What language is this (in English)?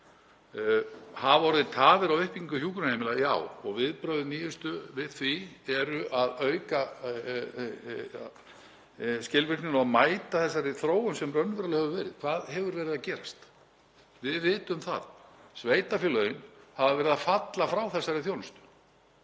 Icelandic